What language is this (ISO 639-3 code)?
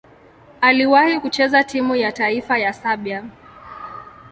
swa